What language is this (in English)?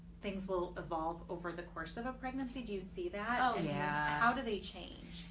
English